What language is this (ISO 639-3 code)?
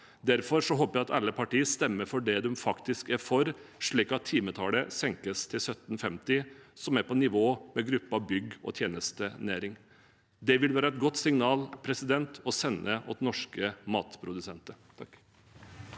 nor